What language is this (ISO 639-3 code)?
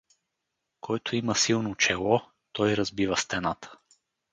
bul